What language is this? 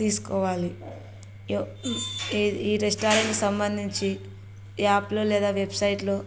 Telugu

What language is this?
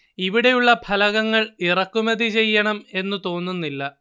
Malayalam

